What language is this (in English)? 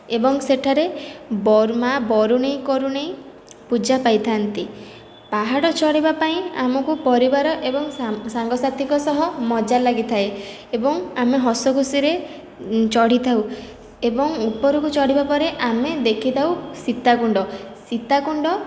Odia